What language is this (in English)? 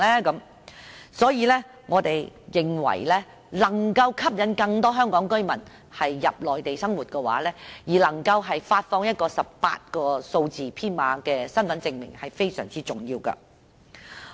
Cantonese